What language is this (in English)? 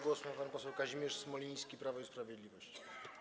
Polish